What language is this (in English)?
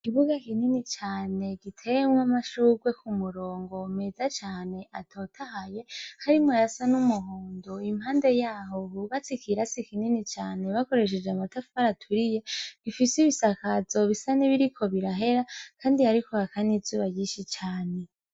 Rundi